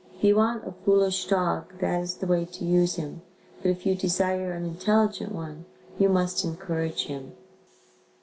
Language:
English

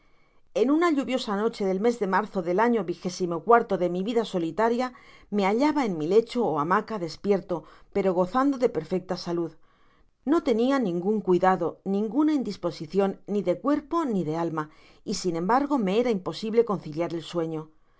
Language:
Spanish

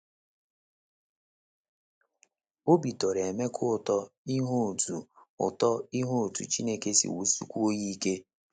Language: Igbo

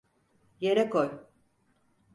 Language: Turkish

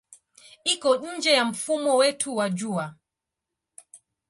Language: Swahili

